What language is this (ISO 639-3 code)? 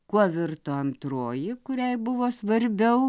lit